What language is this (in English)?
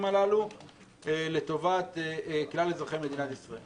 Hebrew